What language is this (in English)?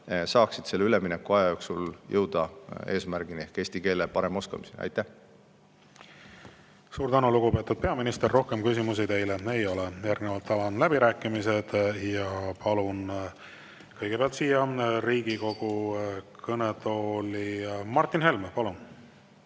Estonian